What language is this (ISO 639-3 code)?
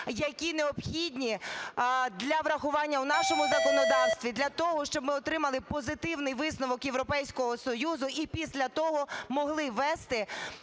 ukr